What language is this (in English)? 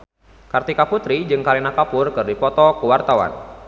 Sundanese